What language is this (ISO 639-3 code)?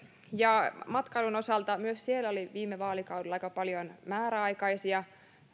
fin